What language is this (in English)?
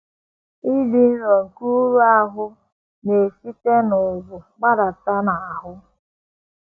Igbo